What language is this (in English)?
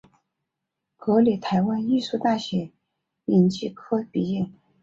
Chinese